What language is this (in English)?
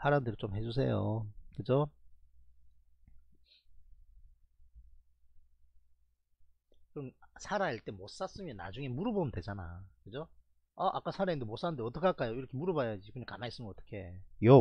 Korean